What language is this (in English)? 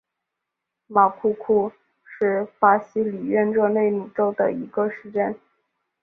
Chinese